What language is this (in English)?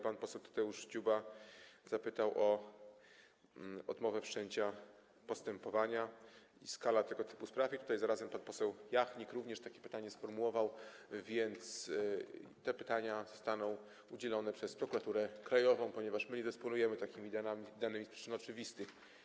Polish